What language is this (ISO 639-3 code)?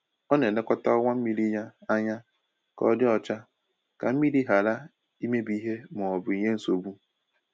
ibo